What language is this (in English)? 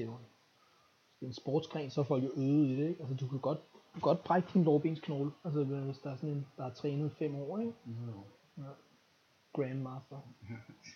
Danish